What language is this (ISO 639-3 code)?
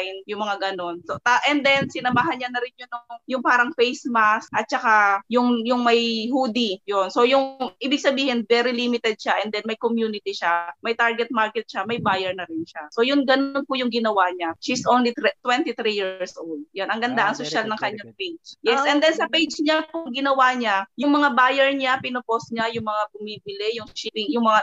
fil